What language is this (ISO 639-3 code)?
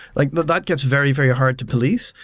eng